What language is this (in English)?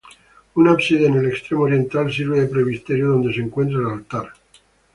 Spanish